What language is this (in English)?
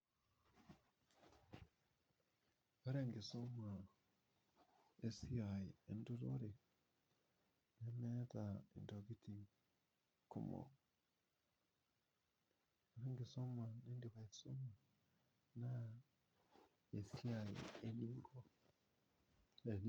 Masai